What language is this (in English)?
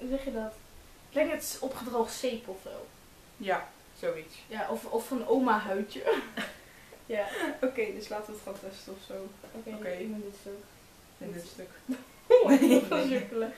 Dutch